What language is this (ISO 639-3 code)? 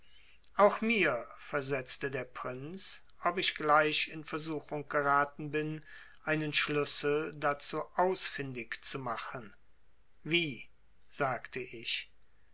deu